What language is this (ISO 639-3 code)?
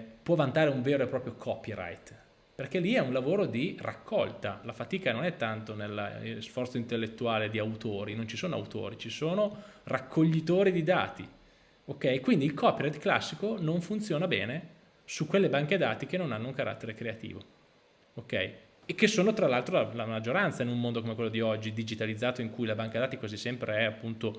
ita